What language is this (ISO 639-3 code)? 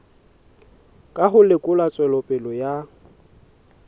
sot